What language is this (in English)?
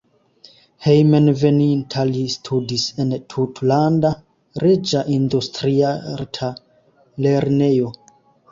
Esperanto